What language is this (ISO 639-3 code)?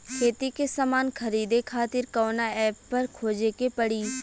bho